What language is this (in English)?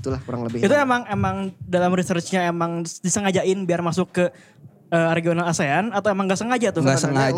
Indonesian